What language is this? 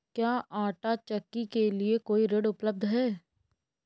Hindi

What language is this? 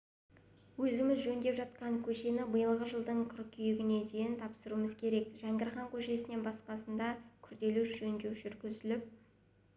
Kazakh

